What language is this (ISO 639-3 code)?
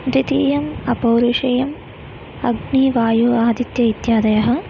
san